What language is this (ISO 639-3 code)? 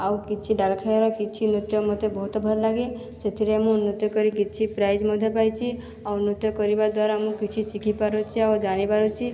ori